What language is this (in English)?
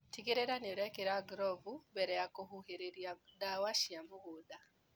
Kikuyu